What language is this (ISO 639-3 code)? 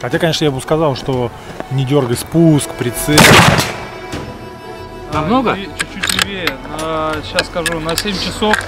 rus